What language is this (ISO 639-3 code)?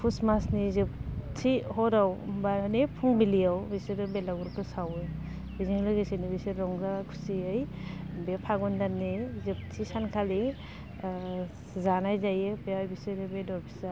brx